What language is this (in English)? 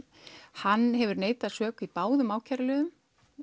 Icelandic